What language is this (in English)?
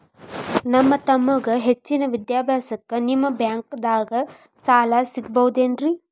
Kannada